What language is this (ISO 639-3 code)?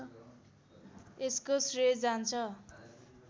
nep